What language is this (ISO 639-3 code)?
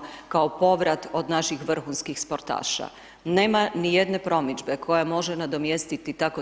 hrv